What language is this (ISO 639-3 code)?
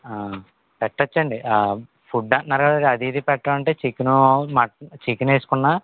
tel